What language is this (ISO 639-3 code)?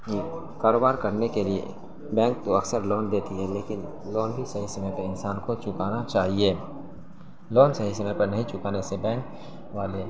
urd